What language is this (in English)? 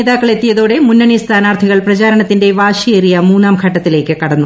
Malayalam